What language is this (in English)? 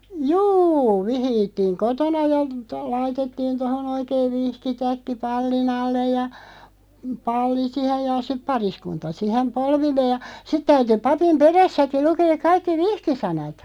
Finnish